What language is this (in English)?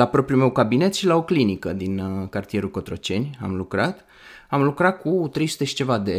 Romanian